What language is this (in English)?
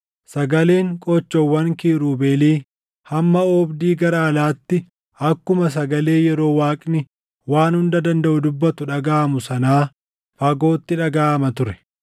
Oromo